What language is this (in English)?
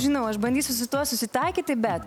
Lithuanian